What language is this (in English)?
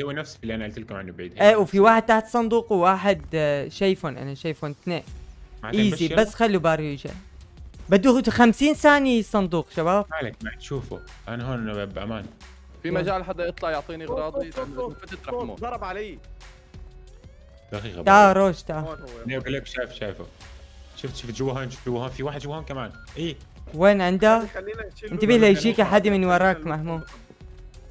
Arabic